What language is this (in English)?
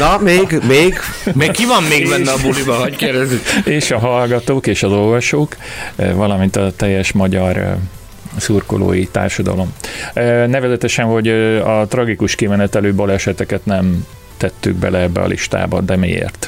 Hungarian